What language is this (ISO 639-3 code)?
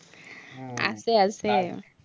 asm